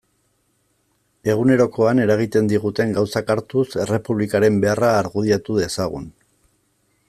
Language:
Basque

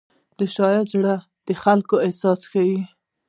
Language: Pashto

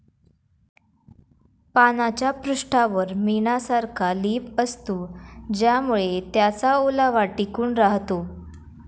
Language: Marathi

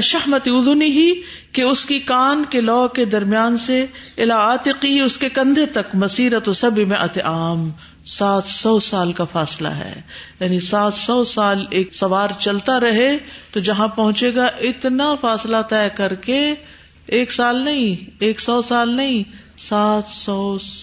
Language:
Urdu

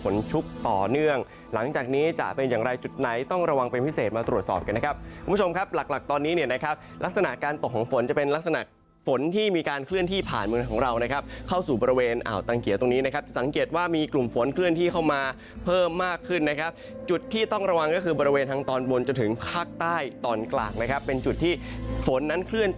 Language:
Thai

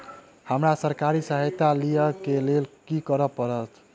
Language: Maithili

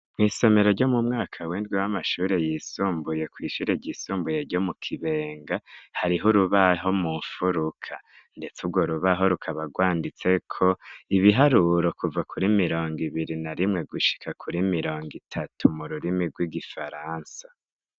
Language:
Rundi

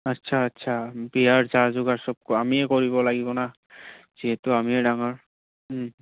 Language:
Assamese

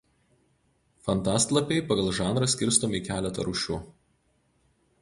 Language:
Lithuanian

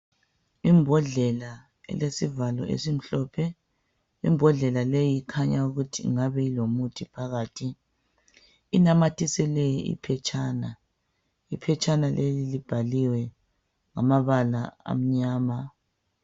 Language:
North Ndebele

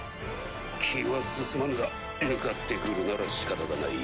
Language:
Japanese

